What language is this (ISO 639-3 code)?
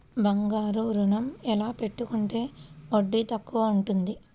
tel